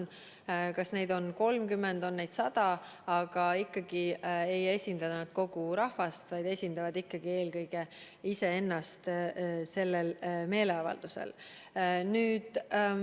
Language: Estonian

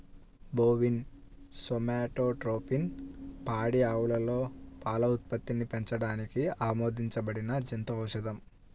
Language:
Telugu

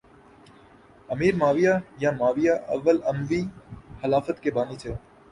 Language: Urdu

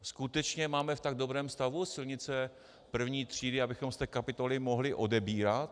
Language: Czech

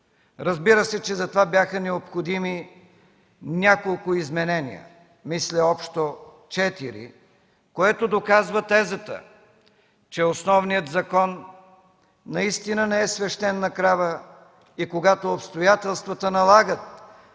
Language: Bulgarian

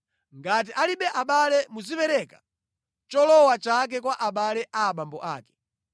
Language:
Nyanja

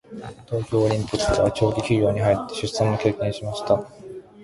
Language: Japanese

